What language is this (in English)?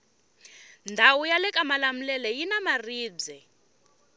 Tsonga